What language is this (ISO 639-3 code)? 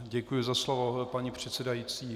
ces